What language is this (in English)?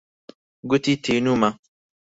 Central Kurdish